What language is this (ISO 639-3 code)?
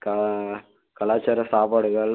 tam